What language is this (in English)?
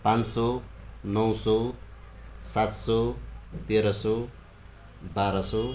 Nepali